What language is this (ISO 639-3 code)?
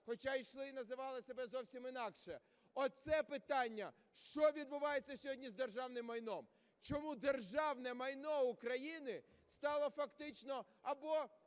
ukr